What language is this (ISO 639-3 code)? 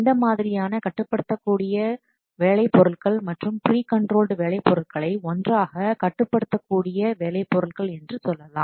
tam